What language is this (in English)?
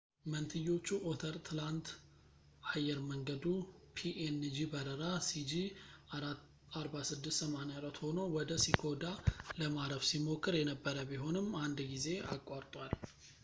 Amharic